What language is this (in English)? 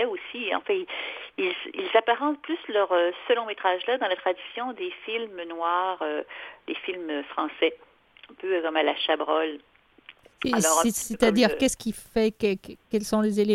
French